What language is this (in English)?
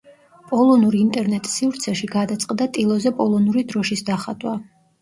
Georgian